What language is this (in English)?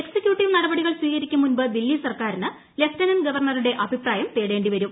Malayalam